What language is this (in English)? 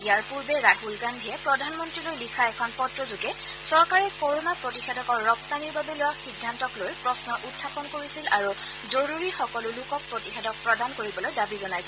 Assamese